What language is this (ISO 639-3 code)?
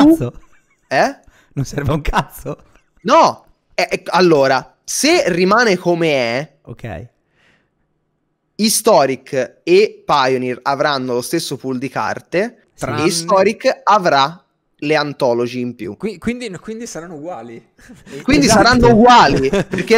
ita